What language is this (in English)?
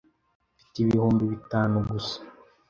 Kinyarwanda